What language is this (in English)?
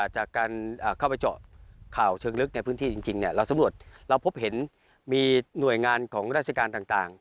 Thai